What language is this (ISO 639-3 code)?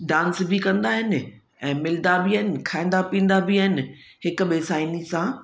snd